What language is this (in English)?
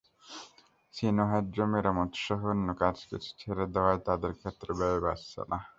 Bangla